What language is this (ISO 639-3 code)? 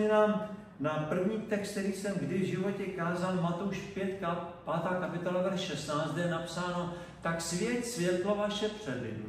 ces